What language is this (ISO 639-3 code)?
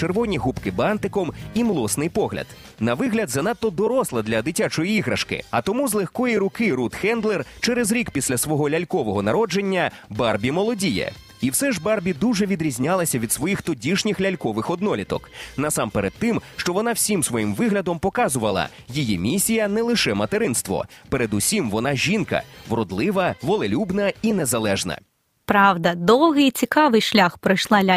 ukr